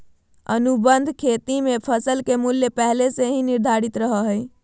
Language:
Magahi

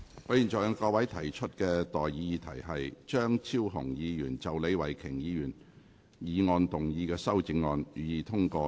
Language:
Cantonese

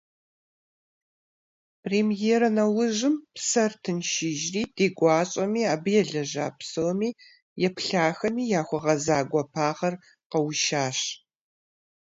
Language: Kabardian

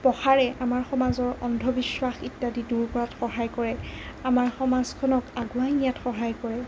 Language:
Assamese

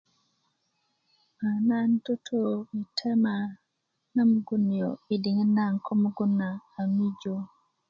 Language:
Kuku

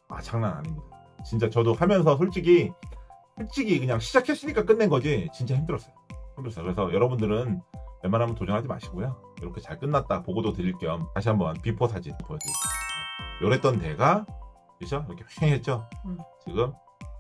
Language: Korean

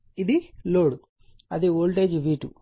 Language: Telugu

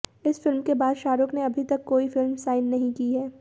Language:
Hindi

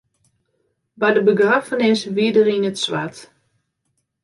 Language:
Western Frisian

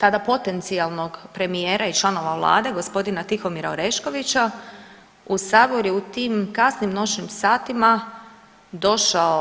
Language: Croatian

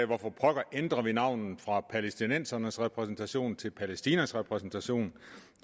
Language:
Danish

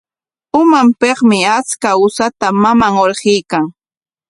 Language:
Corongo Ancash Quechua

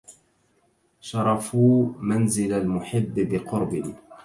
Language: Arabic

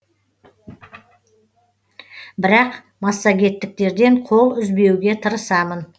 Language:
Kazakh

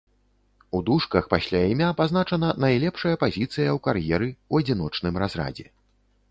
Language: Belarusian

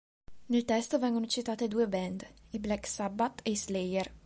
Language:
Italian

